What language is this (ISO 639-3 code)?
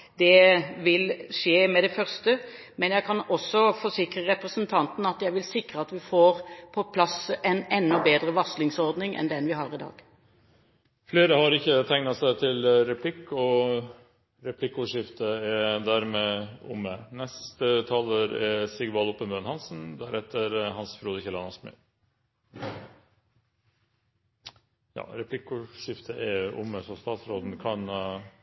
nor